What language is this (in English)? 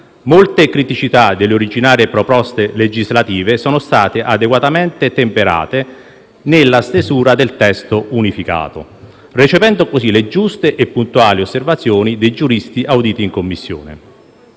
Italian